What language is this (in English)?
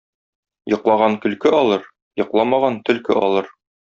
Tatar